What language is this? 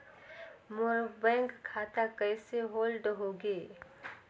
Chhattisgarhi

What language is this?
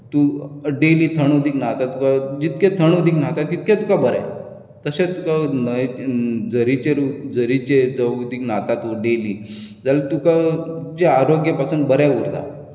Konkani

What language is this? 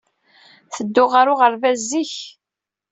Kabyle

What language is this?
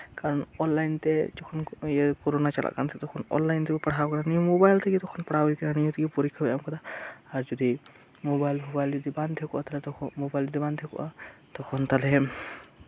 Santali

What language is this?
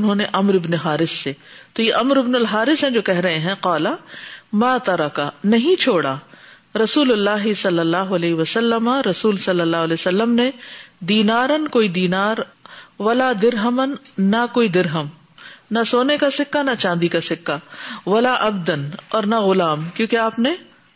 Urdu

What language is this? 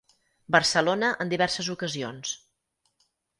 Catalan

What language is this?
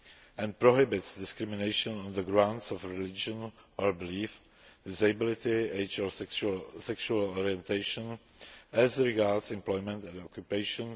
English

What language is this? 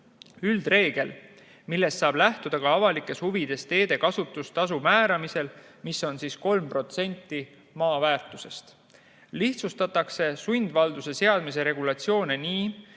Estonian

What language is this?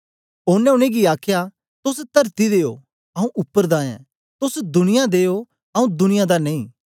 Dogri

